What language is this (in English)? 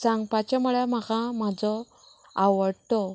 Konkani